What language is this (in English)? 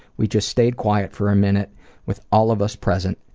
English